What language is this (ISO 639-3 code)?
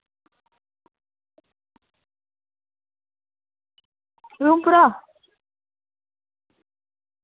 doi